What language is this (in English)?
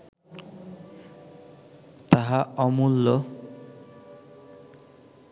Bangla